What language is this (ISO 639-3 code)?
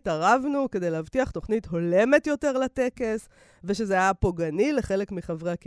heb